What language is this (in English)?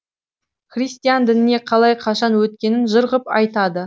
Kazakh